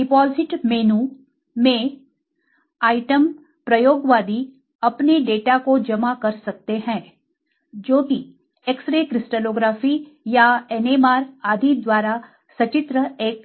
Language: Hindi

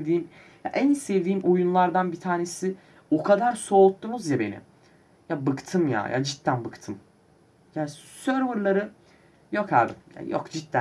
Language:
Turkish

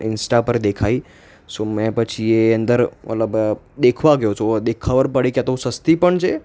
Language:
Gujarati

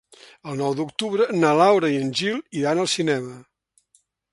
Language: Catalan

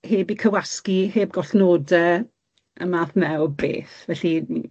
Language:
Welsh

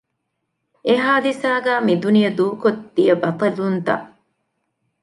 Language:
Divehi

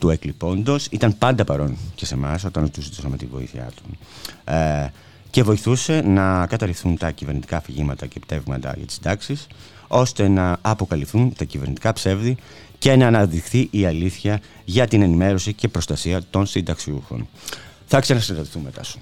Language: Greek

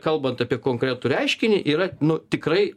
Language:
Lithuanian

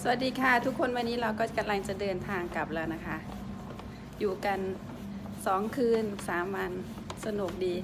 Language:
Thai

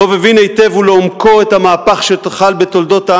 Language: Hebrew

